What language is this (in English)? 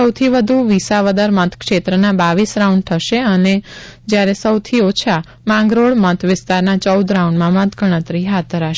Gujarati